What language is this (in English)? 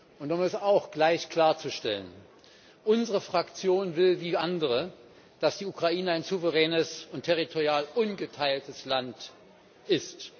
German